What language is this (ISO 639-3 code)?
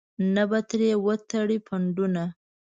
pus